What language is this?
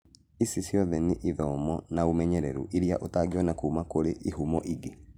Kikuyu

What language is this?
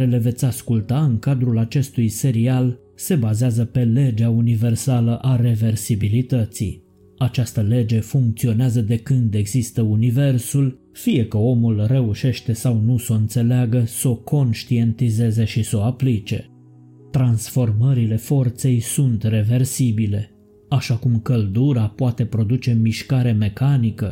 Romanian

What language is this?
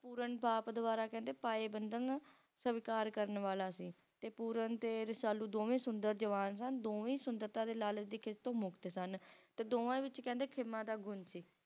Punjabi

